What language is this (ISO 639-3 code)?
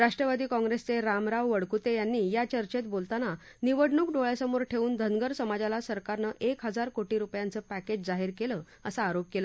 mar